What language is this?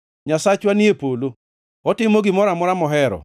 Luo (Kenya and Tanzania)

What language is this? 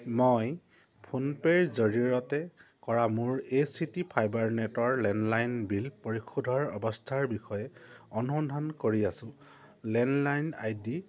Assamese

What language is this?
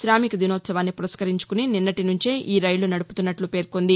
Telugu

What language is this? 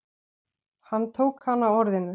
Icelandic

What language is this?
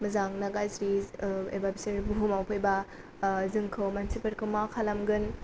Bodo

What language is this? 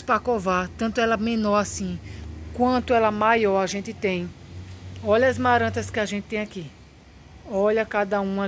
Portuguese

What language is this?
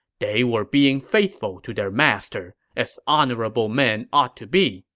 English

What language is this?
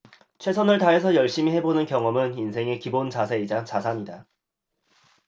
Korean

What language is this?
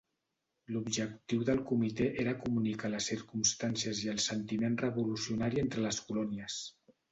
Catalan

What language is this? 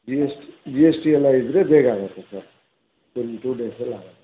Kannada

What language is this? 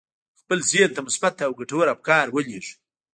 Pashto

